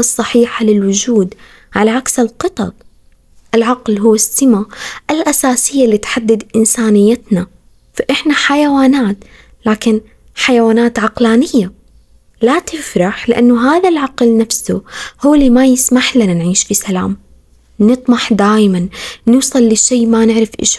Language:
Arabic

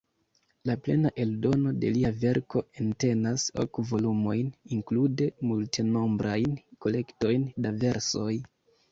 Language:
Esperanto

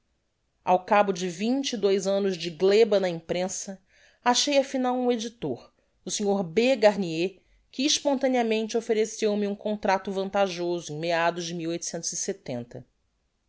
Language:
Portuguese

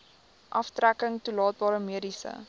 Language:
Afrikaans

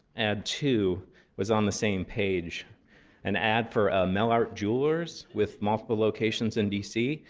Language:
English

